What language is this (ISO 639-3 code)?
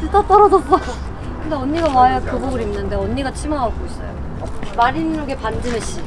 kor